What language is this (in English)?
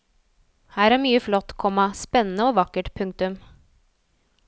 Norwegian